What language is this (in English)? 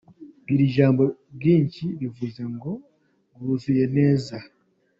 Kinyarwanda